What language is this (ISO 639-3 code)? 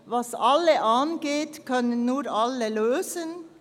gsw